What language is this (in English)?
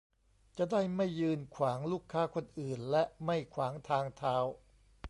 Thai